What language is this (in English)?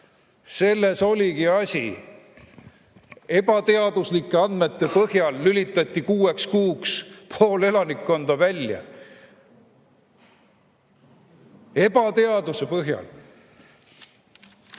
Estonian